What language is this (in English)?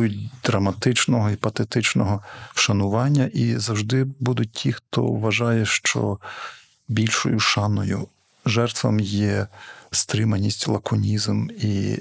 Ukrainian